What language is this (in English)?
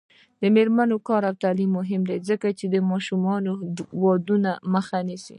Pashto